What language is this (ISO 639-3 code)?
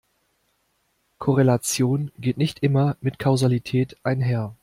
deu